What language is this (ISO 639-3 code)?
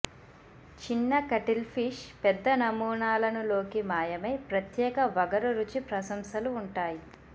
tel